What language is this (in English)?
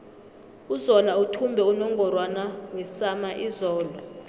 South Ndebele